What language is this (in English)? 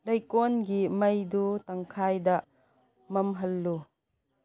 Manipuri